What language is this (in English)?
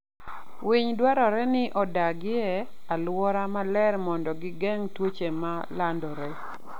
Luo (Kenya and Tanzania)